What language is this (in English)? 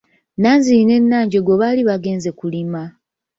Ganda